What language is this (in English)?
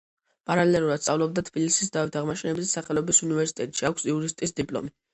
Georgian